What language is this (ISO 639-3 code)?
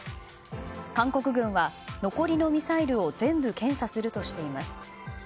jpn